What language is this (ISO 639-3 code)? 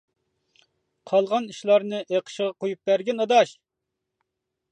uig